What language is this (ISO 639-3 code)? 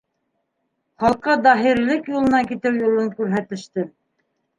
bak